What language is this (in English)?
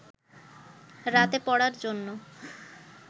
Bangla